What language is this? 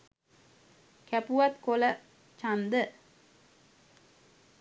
Sinhala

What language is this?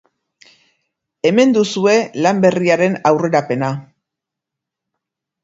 Basque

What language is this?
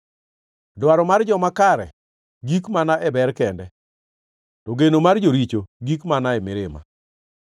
Luo (Kenya and Tanzania)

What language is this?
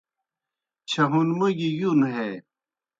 Kohistani Shina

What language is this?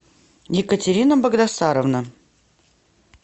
Russian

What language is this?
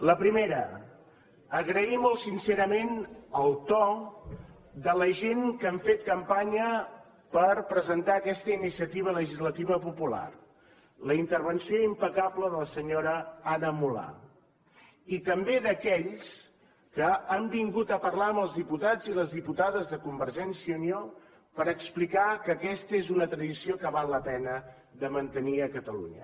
Catalan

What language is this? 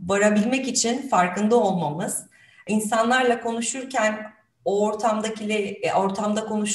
Turkish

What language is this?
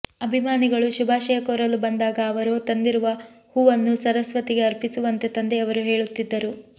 Kannada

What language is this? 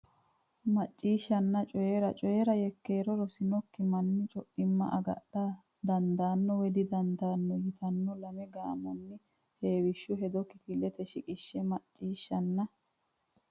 Sidamo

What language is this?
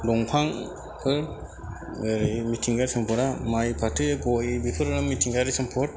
Bodo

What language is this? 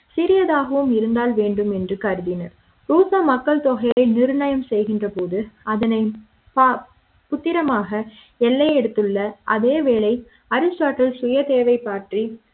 Tamil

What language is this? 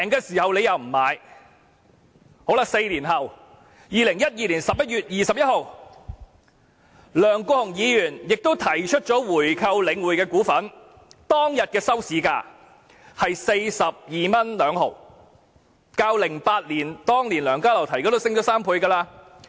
Cantonese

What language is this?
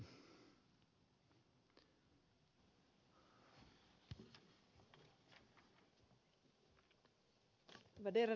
Finnish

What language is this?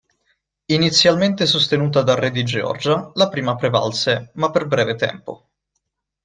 Italian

